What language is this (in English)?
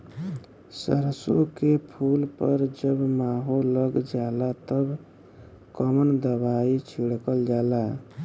Bhojpuri